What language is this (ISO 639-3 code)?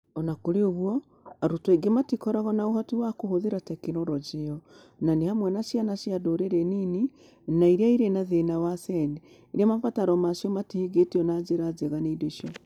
kik